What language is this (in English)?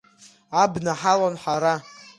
Abkhazian